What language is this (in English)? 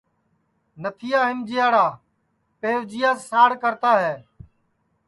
Sansi